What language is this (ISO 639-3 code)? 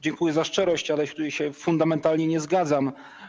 pol